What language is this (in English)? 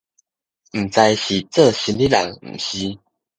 Min Nan Chinese